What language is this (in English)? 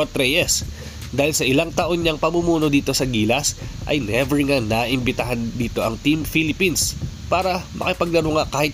Filipino